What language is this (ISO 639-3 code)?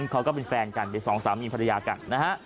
tha